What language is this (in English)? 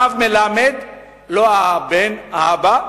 Hebrew